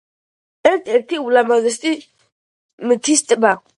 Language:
Georgian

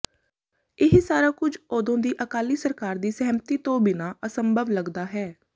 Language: Punjabi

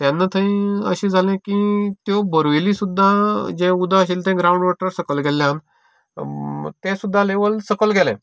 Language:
Konkani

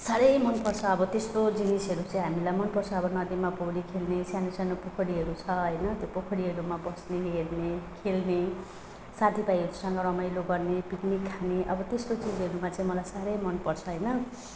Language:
Nepali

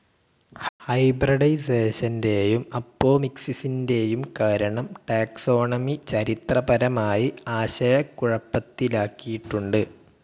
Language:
Malayalam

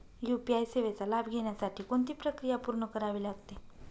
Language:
Marathi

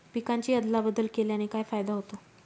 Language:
Marathi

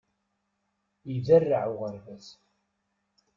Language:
Kabyle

